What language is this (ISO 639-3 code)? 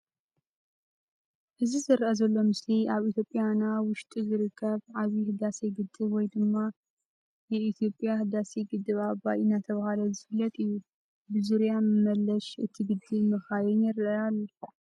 tir